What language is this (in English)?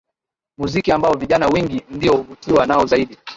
Swahili